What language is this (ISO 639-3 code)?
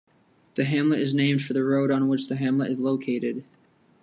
eng